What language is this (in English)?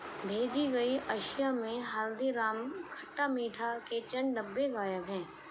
Urdu